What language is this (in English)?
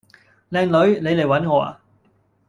Cantonese